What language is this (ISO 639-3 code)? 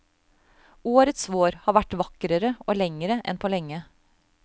nor